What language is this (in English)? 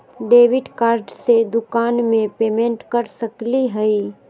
Magahi